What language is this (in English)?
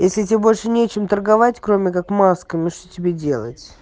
Russian